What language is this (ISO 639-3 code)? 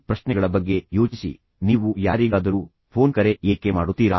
kan